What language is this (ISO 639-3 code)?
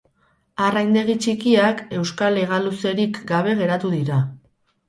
eus